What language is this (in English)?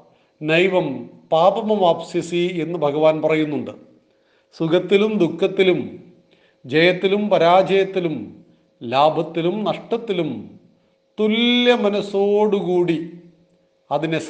Malayalam